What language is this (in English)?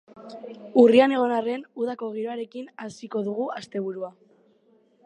Basque